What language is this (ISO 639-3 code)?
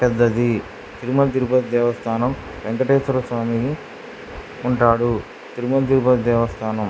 tel